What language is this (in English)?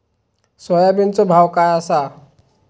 Marathi